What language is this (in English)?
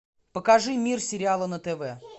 Russian